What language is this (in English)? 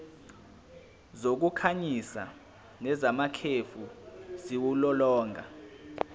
Zulu